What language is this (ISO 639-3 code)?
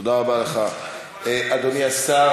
heb